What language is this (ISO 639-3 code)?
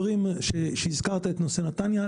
heb